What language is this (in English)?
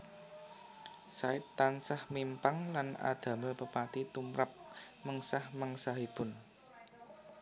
Javanese